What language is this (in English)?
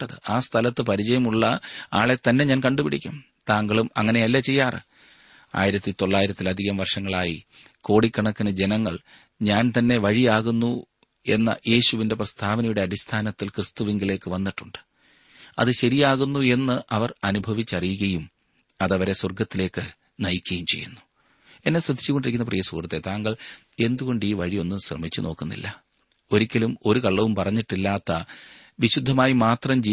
Malayalam